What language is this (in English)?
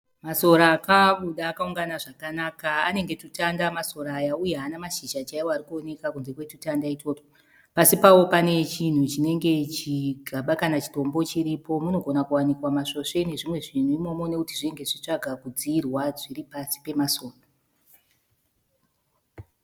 Shona